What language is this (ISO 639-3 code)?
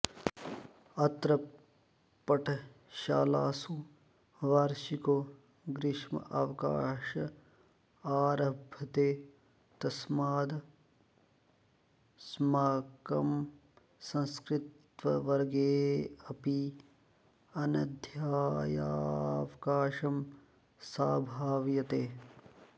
san